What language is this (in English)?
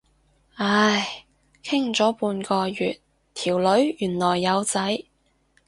Cantonese